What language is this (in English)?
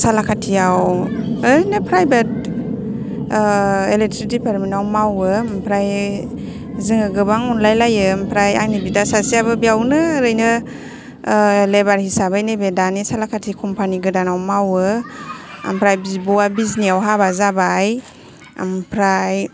Bodo